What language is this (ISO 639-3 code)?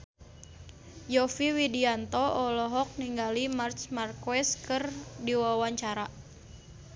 sun